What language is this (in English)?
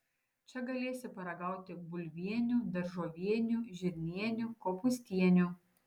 Lithuanian